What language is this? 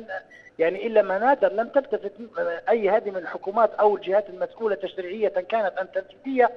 Arabic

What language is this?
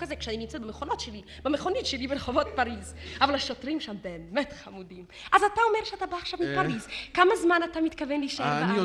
Hebrew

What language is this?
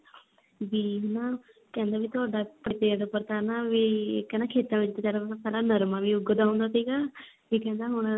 Punjabi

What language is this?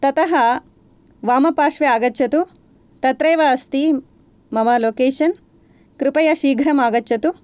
Sanskrit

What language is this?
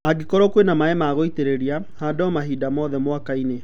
Kikuyu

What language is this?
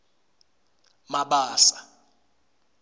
Swati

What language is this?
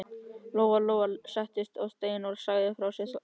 Icelandic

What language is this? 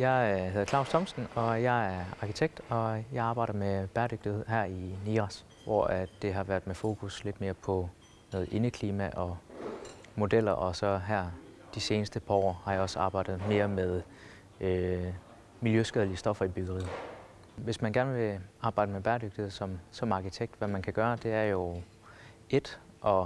Danish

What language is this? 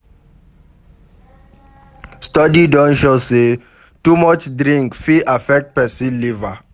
Nigerian Pidgin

